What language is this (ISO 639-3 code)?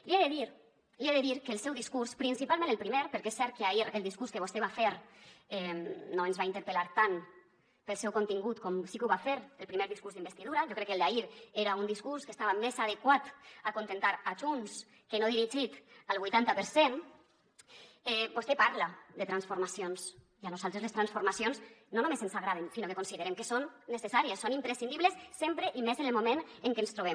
cat